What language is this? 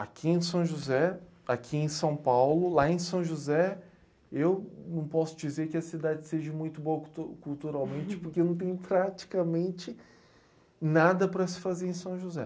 Portuguese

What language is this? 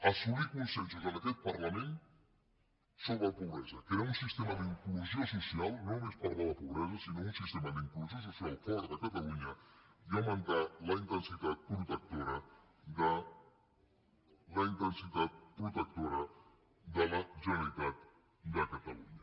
Catalan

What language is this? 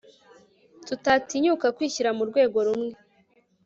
Kinyarwanda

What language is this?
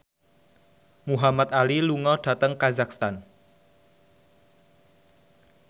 Javanese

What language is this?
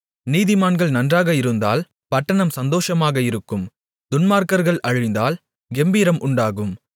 Tamil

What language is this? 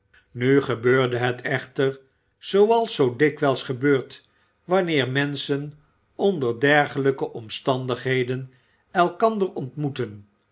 Dutch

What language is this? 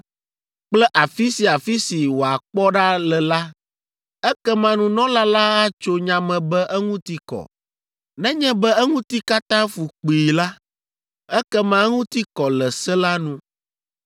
Ewe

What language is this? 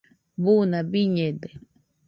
Nüpode Huitoto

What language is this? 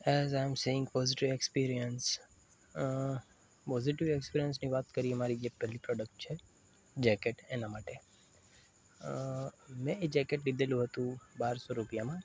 Gujarati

